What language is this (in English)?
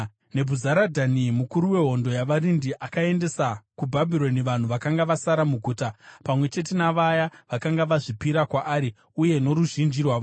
Shona